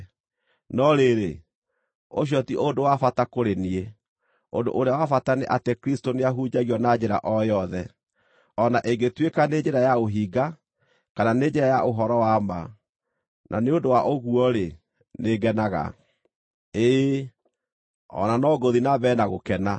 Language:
Kikuyu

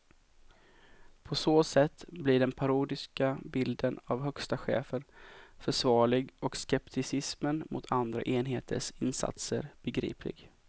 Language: Swedish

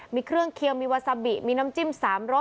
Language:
Thai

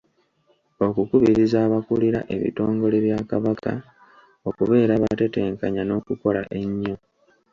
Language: Ganda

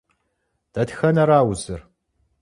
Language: Kabardian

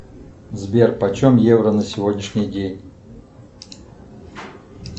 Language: Russian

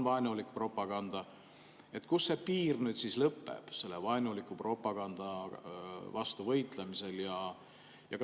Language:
Estonian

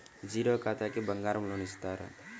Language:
Telugu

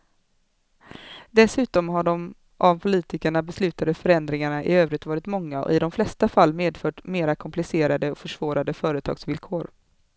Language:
Swedish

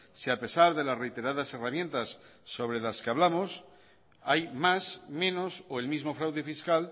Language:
Spanish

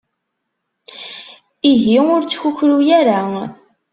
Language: Kabyle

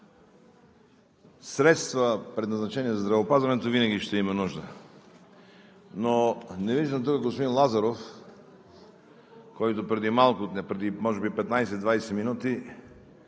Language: Bulgarian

